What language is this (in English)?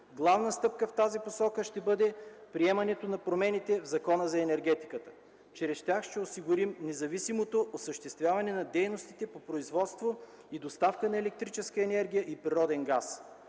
Bulgarian